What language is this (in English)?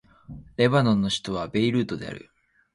Japanese